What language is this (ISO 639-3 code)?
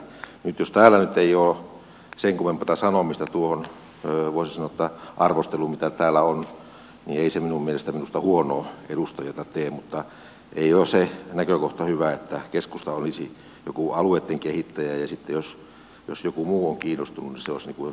fin